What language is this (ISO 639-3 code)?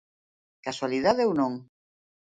glg